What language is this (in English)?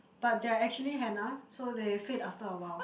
English